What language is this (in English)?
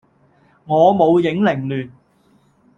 Cantonese